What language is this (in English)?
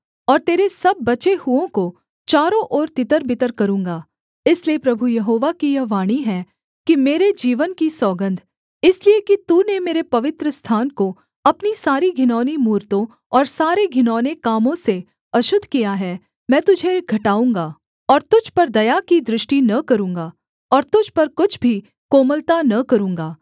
Hindi